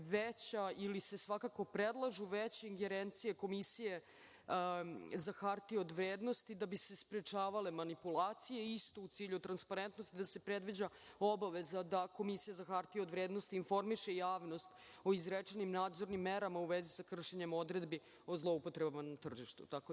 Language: Serbian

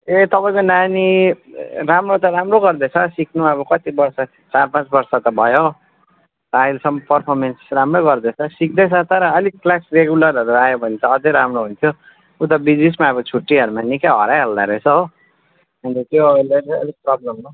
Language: Nepali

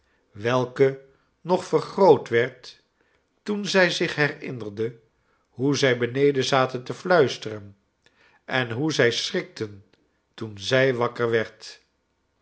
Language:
Dutch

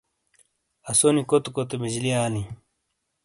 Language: Shina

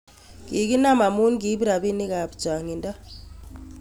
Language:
Kalenjin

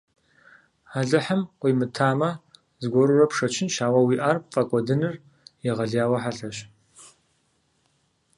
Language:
Kabardian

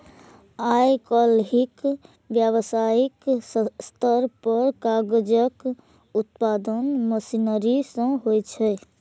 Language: Maithili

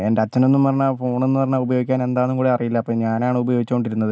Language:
Malayalam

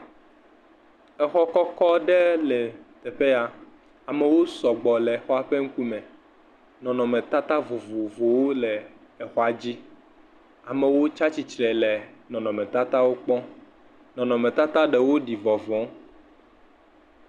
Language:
Ewe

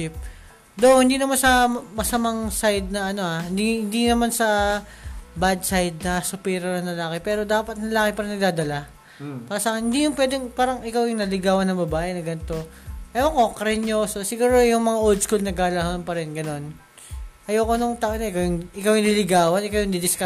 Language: Filipino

